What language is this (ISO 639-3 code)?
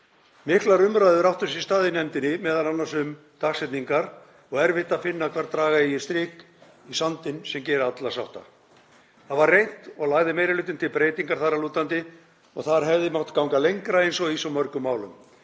isl